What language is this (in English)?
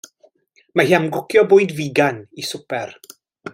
Welsh